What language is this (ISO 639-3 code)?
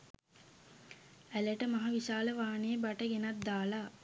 sin